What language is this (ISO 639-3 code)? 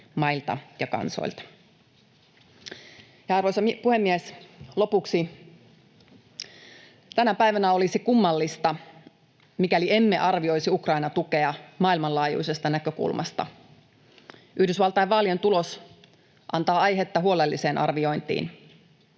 fin